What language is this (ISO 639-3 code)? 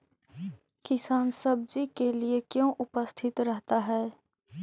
mag